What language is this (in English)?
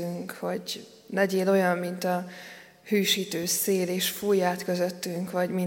Hungarian